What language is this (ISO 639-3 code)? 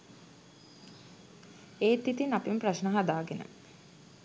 sin